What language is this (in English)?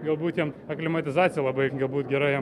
Lithuanian